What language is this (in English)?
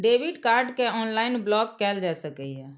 Maithili